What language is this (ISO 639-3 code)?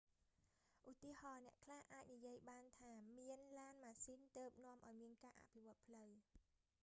khm